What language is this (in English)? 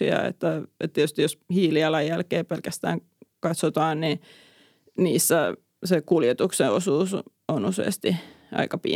Finnish